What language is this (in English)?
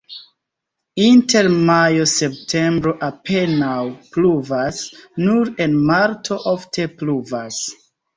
Esperanto